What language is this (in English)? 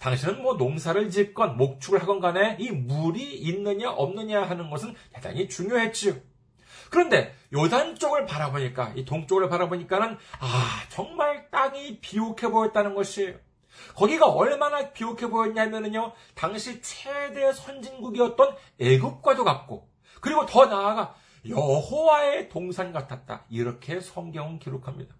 Korean